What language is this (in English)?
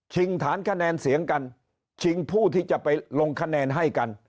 Thai